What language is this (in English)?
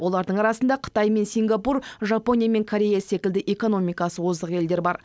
Kazakh